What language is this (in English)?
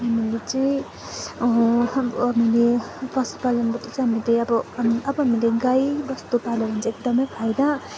Nepali